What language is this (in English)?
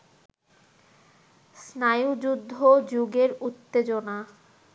Bangla